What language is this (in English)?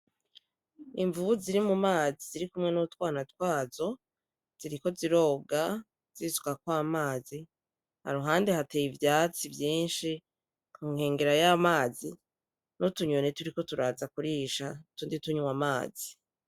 Rundi